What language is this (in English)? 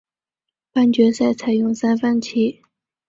Chinese